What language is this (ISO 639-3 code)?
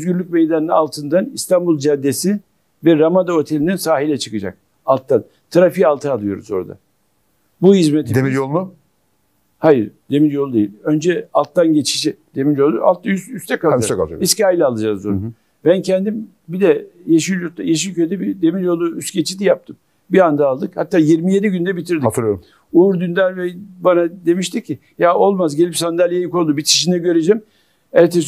tur